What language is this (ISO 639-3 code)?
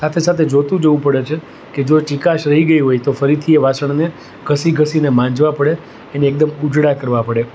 guj